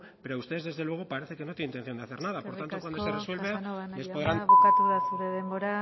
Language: Spanish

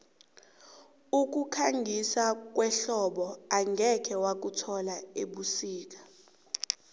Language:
South Ndebele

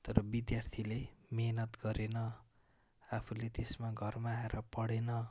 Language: Nepali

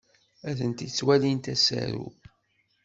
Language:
Kabyle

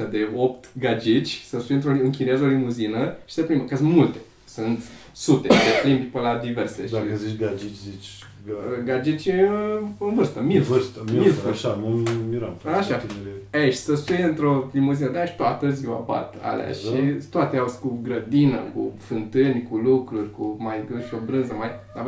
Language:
Romanian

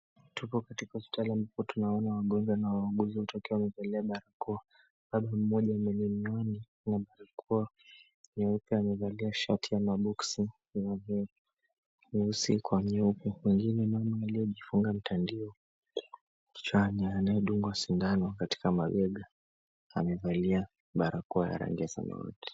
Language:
Swahili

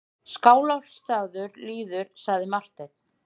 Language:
Icelandic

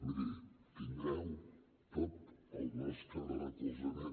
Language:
Catalan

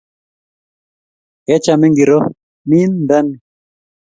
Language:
Kalenjin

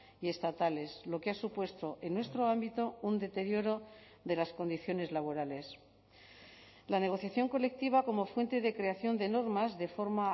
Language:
Spanish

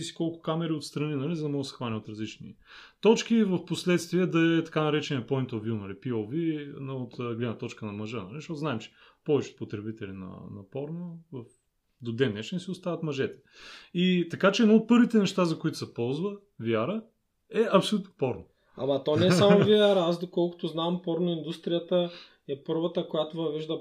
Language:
Bulgarian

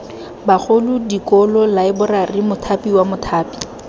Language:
Tswana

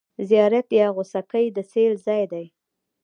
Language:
Pashto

